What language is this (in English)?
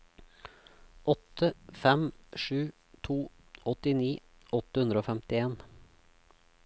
Norwegian